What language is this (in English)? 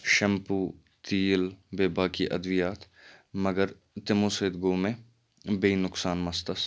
Kashmiri